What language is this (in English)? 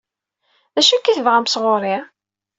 Kabyle